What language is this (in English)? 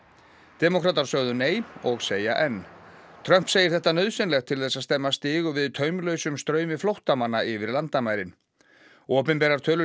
Icelandic